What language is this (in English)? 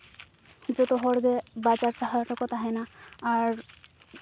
Santali